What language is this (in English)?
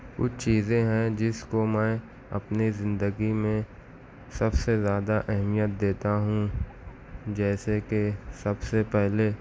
Urdu